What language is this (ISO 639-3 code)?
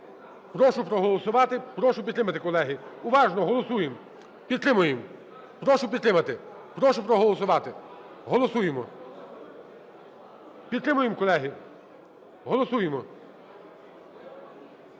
ukr